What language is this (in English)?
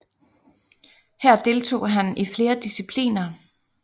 Danish